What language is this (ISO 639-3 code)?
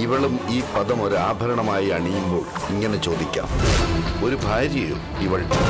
tur